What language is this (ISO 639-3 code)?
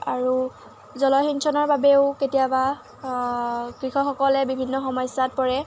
asm